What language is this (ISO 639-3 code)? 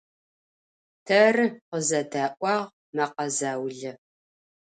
ady